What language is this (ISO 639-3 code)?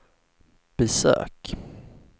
swe